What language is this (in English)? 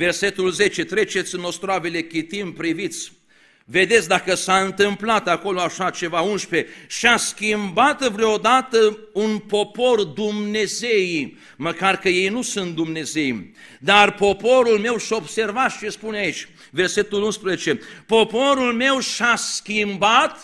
Romanian